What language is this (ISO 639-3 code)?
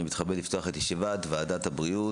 heb